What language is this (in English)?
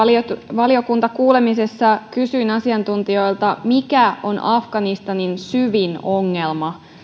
Finnish